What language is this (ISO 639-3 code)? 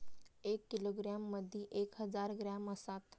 mar